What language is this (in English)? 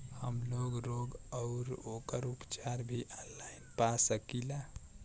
Bhojpuri